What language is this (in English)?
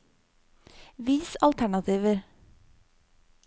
Norwegian